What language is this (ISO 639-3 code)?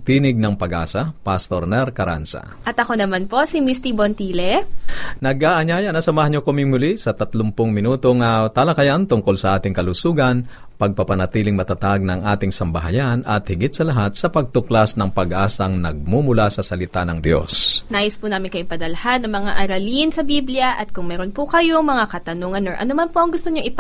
fil